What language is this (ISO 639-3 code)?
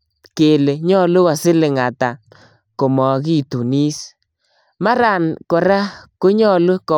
kln